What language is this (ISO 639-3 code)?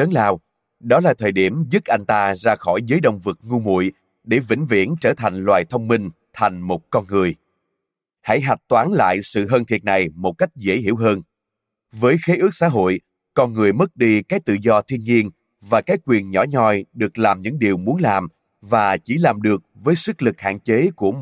vie